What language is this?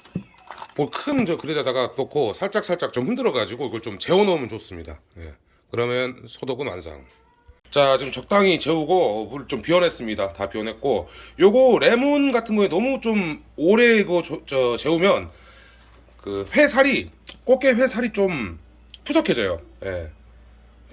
Korean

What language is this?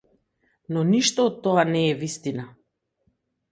Macedonian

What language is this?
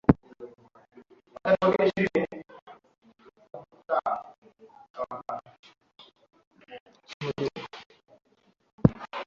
Swahili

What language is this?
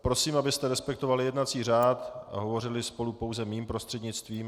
Czech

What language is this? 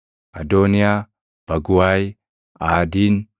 Oromo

